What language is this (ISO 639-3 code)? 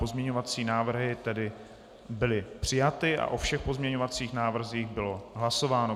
ces